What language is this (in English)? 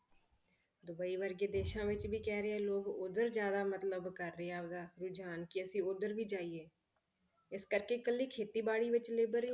Punjabi